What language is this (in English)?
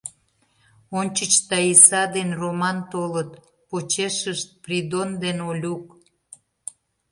Mari